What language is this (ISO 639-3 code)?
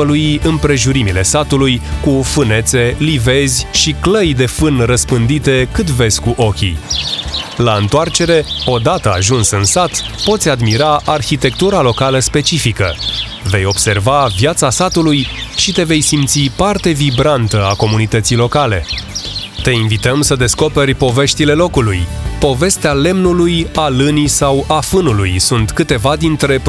ron